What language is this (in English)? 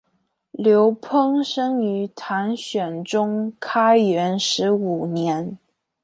Chinese